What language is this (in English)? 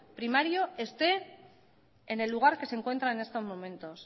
Spanish